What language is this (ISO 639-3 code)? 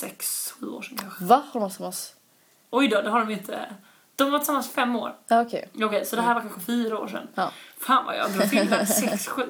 swe